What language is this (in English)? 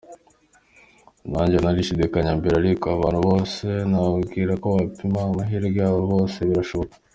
Kinyarwanda